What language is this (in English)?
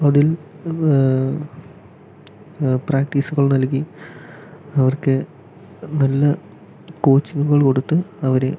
Malayalam